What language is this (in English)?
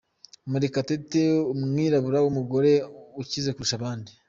Kinyarwanda